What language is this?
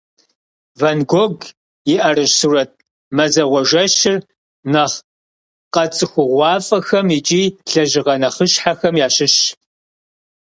Kabardian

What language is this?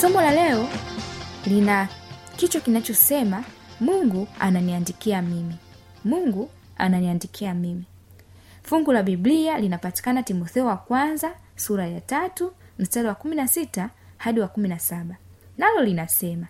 Swahili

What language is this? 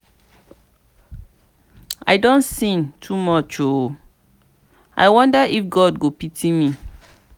Nigerian Pidgin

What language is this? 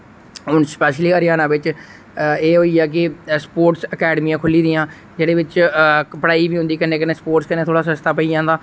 Dogri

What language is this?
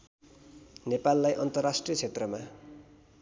Nepali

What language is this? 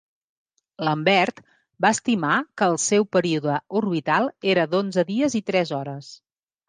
Catalan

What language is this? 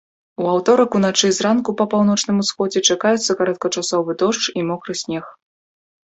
Belarusian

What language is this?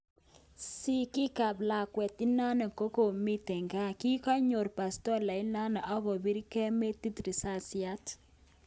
Kalenjin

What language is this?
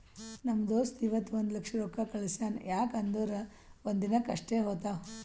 Kannada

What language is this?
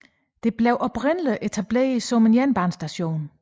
Danish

